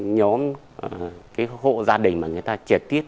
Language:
Vietnamese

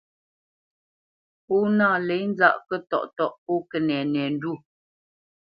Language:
Bamenyam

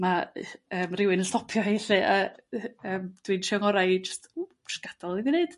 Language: Welsh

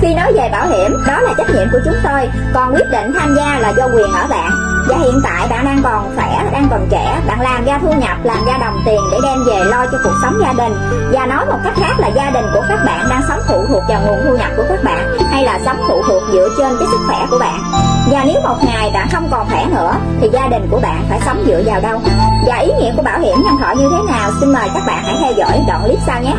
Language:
Vietnamese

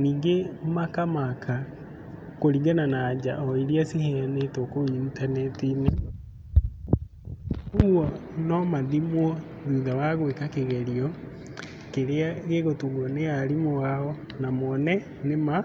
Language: Kikuyu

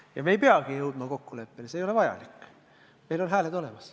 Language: Estonian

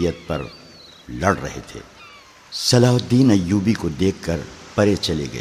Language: Urdu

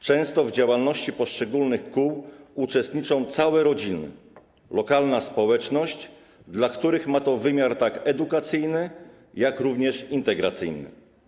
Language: Polish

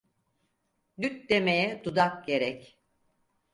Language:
Turkish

